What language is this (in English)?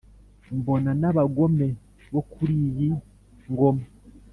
Kinyarwanda